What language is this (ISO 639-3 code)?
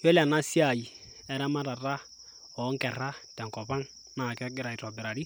mas